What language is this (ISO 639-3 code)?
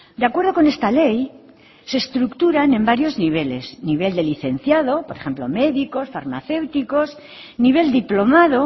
spa